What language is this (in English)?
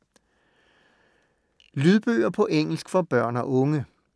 Danish